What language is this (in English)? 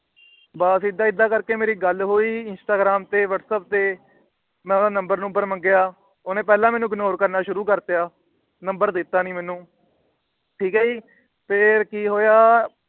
Punjabi